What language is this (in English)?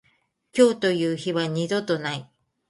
Japanese